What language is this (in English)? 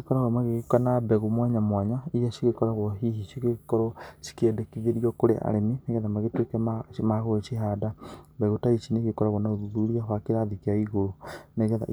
Kikuyu